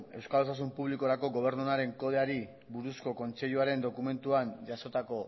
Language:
Basque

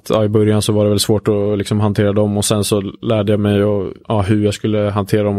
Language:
Swedish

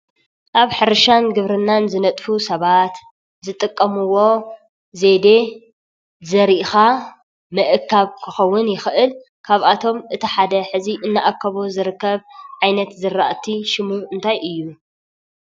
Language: Tigrinya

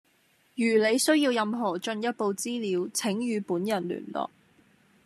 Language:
Cantonese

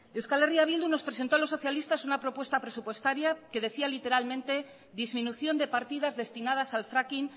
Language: Spanish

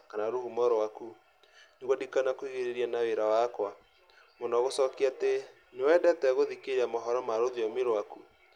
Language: Kikuyu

